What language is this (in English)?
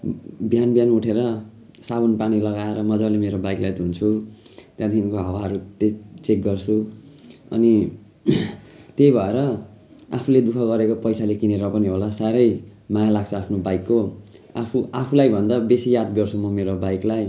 Nepali